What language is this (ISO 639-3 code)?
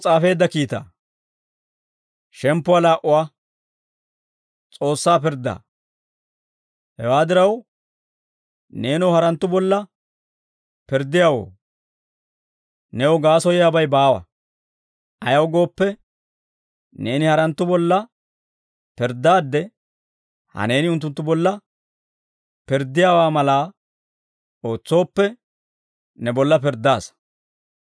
dwr